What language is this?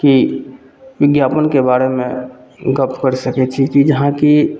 Maithili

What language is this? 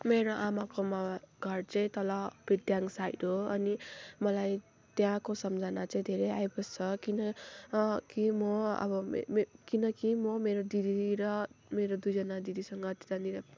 Nepali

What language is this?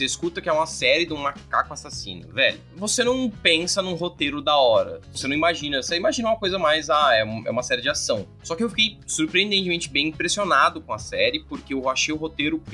Portuguese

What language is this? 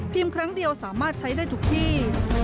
Thai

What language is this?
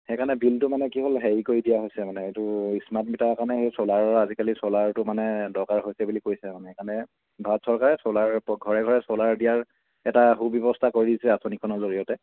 Assamese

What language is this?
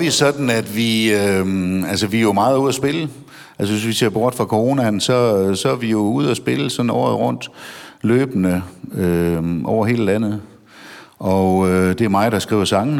Danish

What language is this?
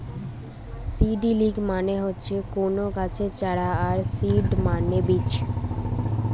Bangla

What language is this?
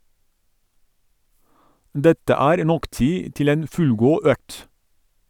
Norwegian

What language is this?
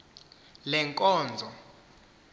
Xhosa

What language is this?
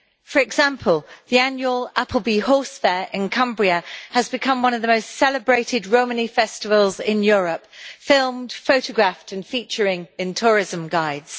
English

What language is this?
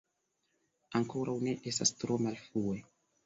Esperanto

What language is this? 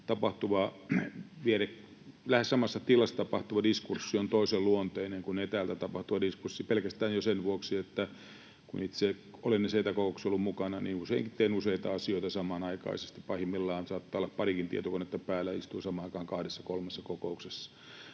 Finnish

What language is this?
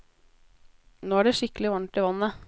Norwegian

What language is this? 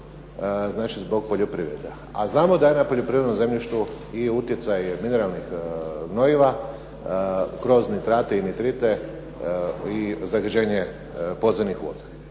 Croatian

